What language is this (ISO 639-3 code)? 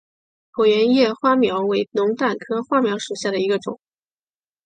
zho